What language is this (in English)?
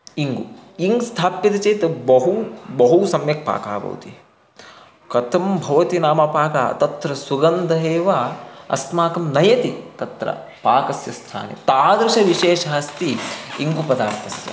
Sanskrit